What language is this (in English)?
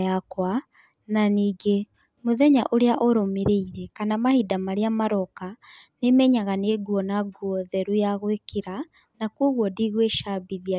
Kikuyu